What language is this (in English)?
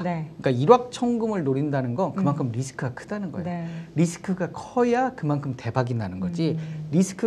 Korean